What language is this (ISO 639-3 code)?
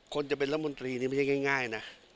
tha